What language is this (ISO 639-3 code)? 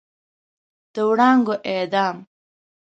pus